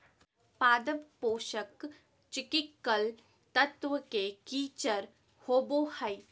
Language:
Magahi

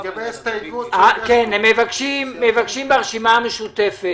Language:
Hebrew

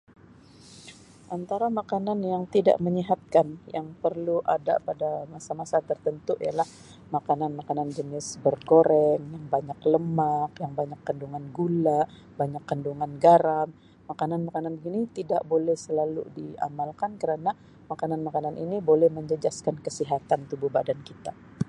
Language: Sabah Malay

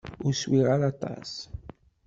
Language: Kabyle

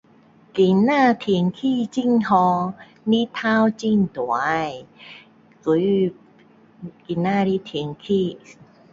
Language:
Min Dong Chinese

